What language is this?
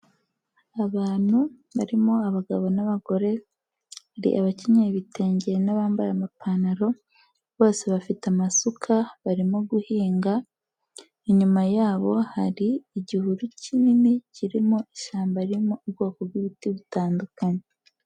Kinyarwanda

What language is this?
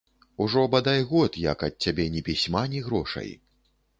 Belarusian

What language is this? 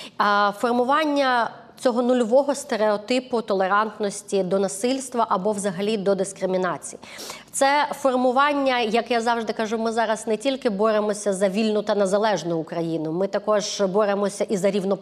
Ukrainian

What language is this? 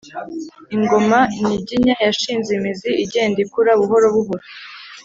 Kinyarwanda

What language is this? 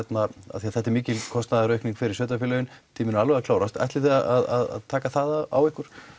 Icelandic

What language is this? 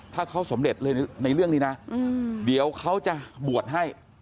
Thai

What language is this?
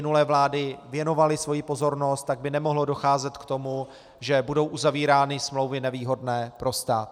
Czech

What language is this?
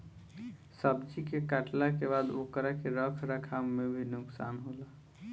Bhojpuri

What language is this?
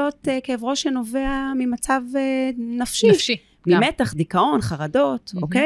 Hebrew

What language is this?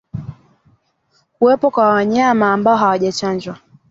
Swahili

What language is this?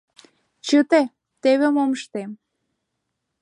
Mari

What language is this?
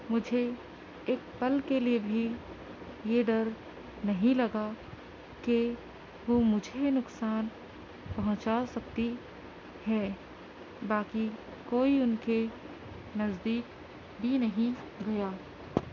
Urdu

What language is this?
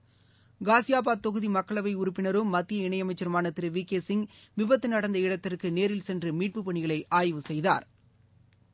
Tamil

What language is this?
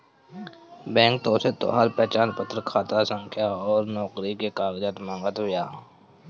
Bhojpuri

